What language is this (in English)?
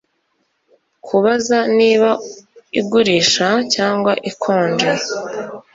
Kinyarwanda